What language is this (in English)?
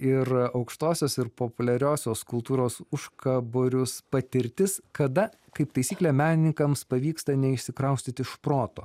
Lithuanian